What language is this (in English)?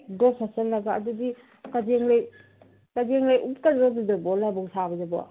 Manipuri